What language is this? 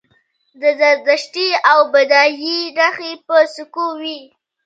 Pashto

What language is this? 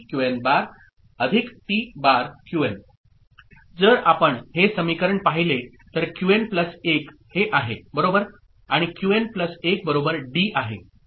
Marathi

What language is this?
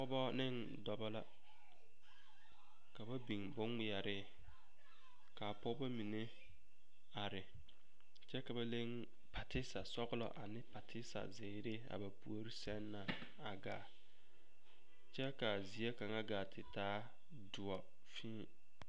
Southern Dagaare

